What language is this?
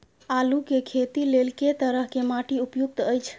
Maithili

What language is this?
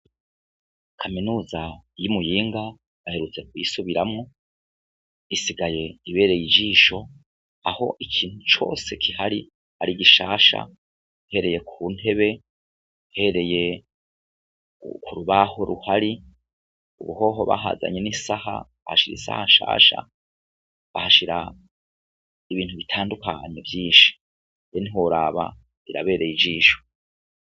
Rundi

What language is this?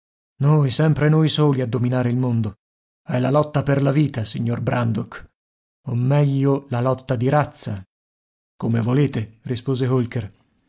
Italian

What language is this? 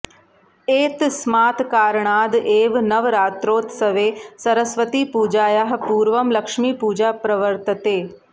Sanskrit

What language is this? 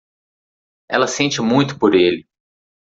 Portuguese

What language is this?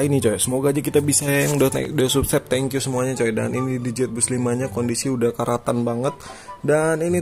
Indonesian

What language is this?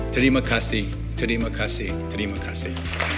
Indonesian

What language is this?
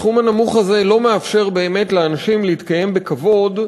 Hebrew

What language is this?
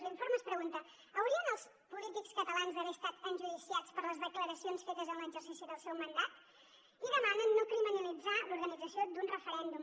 Catalan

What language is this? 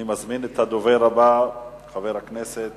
Hebrew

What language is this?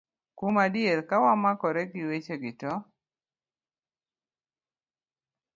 Luo (Kenya and Tanzania)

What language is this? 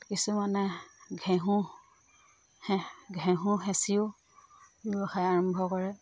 Assamese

